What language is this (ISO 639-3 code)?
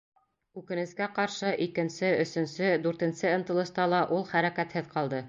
bak